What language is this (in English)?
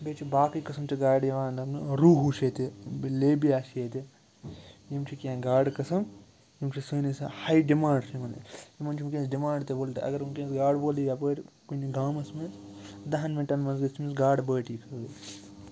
Kashmiri